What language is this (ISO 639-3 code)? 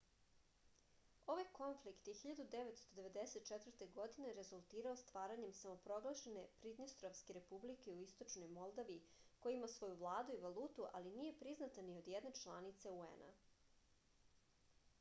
srp